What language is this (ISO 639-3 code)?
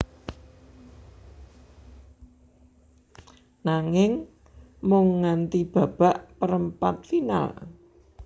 jav